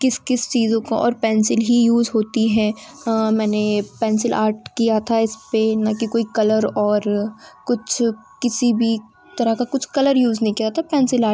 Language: Hindi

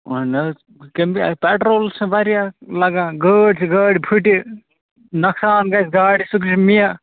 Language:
Kashmiri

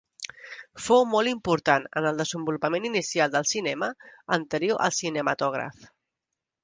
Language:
Catalan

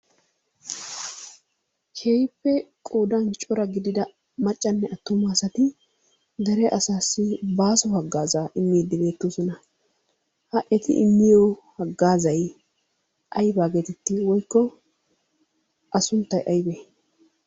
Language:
Wolaytta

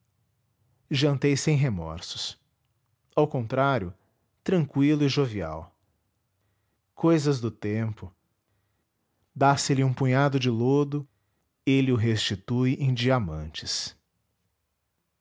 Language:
Portuguese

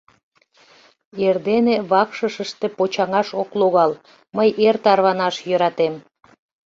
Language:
Mari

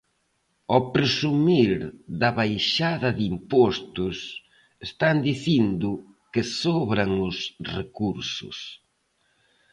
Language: Galician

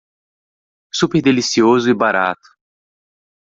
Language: Portuguese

